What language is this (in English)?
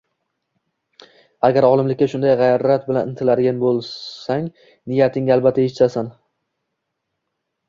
Uzbek